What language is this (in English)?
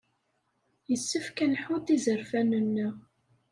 Kabyle